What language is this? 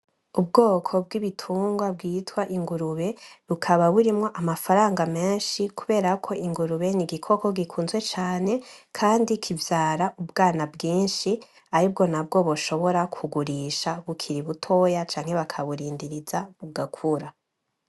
Rundi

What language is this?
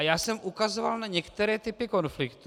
Czech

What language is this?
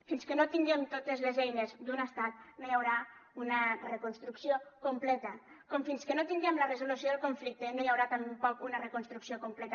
Catalan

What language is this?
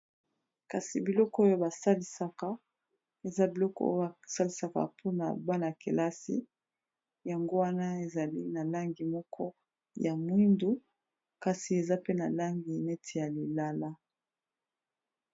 Lingala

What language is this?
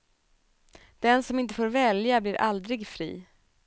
Swedish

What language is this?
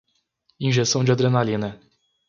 Portuguese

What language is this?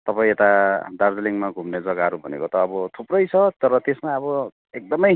Nepali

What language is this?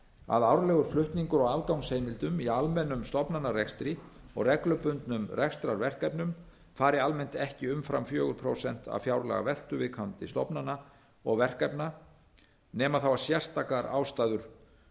Icelandic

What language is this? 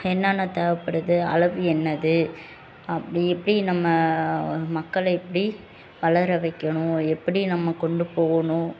Tamil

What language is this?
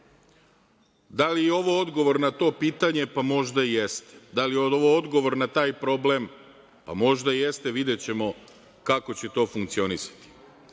Serbian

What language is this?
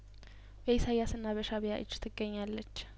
Amharic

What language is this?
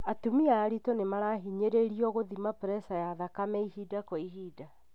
Kikuyu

